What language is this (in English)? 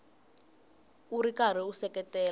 Tsonga